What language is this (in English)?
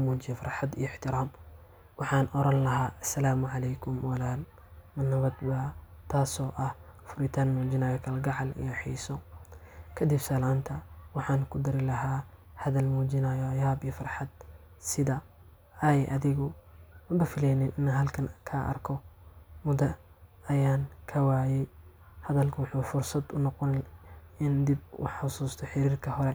Somali